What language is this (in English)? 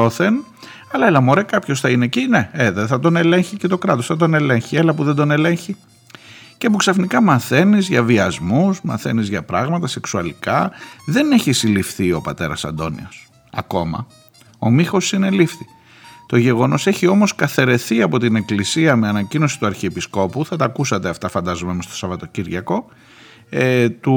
Greek